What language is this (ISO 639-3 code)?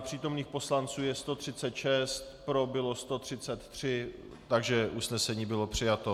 ces